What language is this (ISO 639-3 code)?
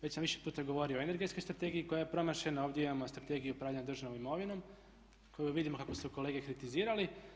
hrv